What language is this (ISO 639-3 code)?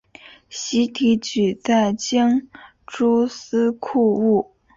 zho